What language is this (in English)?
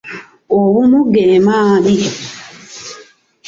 Ganda